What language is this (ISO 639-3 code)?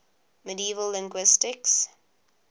eng